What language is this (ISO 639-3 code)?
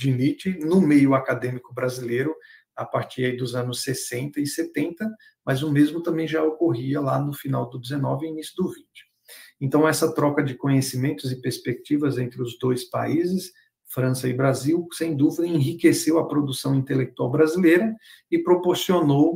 por